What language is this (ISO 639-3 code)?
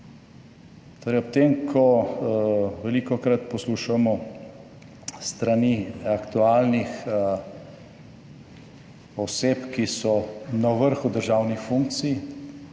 slv